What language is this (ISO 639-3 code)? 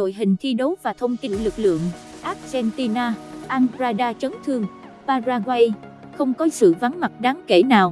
vie